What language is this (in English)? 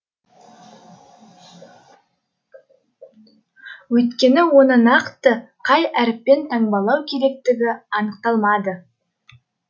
Kazakh